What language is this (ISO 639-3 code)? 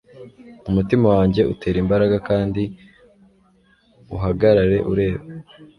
kin